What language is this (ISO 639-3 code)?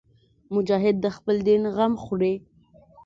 pus